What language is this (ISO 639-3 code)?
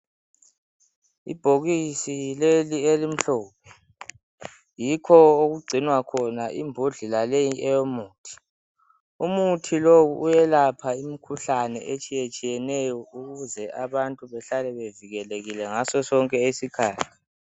nde